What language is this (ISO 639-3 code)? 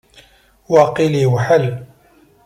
kab